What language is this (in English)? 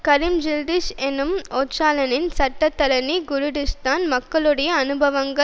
Tamil